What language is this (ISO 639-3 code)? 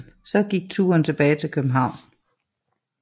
dan